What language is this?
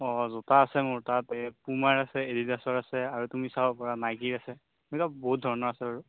Assamese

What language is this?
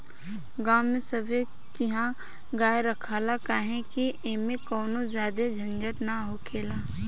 Bhojpuri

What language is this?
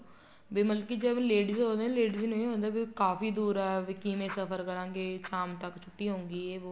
Punjabi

